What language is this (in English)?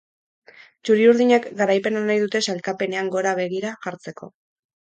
Basque